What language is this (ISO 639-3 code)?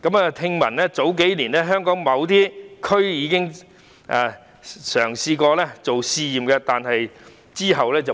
yue